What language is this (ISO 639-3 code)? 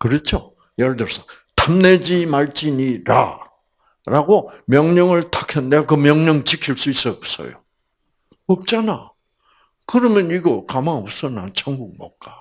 kor